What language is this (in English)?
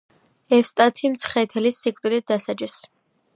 Georgian